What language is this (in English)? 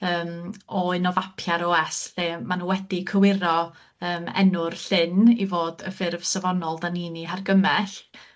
Welsh